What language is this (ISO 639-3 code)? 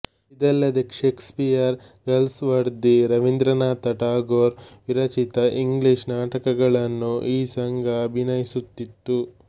kan